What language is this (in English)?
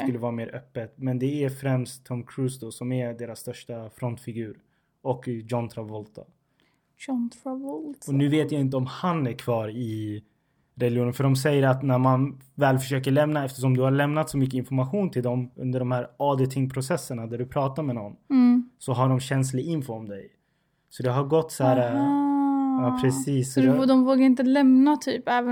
Swedish